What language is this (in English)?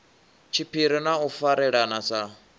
Venda